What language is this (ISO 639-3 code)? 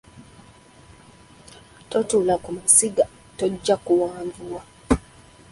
lug